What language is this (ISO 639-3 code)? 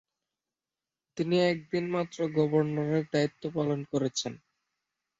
ben